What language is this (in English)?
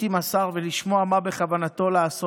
Hebrew